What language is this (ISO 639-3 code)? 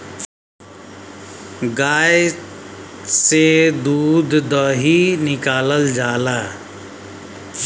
bho